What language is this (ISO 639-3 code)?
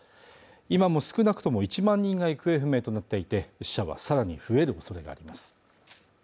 jpn